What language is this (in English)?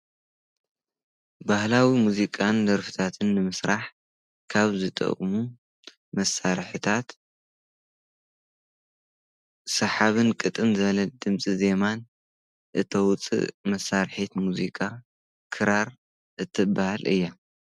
Tigrinya